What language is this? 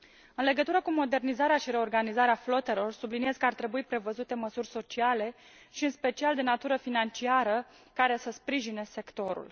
Romanian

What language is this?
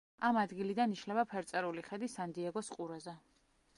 Georgian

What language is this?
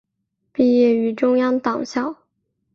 Chinese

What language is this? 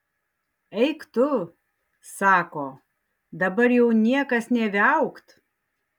Lithuanian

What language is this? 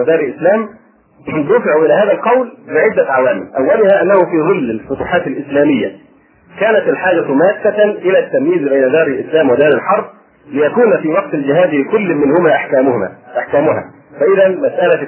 Arabic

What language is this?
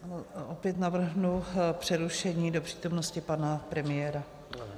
Czech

